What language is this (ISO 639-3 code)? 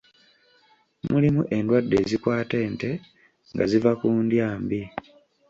lug